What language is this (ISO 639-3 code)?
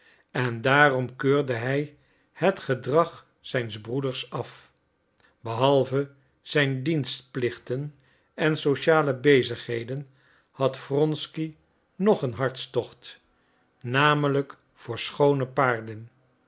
nld